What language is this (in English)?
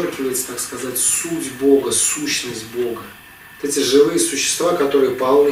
Russian